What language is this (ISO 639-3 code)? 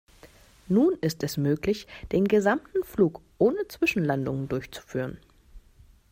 deu